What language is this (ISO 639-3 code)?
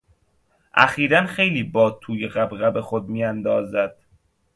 fas